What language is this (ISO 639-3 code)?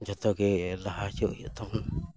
sat